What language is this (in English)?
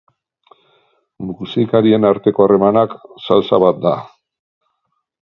Basque